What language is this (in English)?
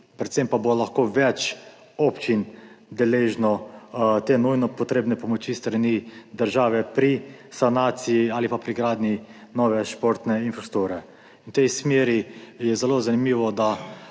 Slovenian